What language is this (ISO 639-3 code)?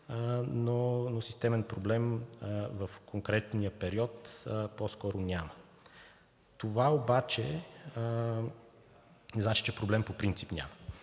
bul